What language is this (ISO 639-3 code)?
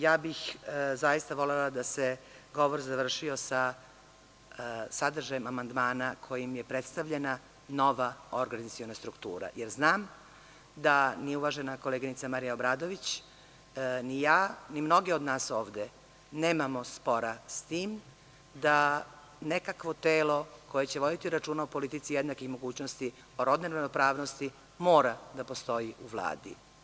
srp